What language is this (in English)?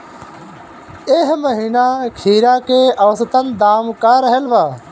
Bhojpuri